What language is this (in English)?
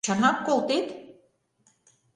Mari